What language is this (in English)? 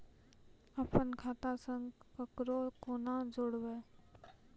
Maithili